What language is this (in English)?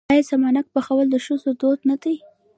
Pashto